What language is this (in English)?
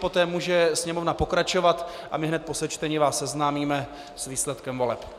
Czech